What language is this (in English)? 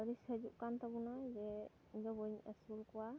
Santali